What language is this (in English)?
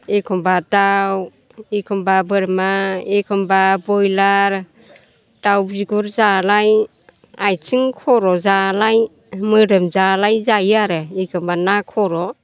Bodo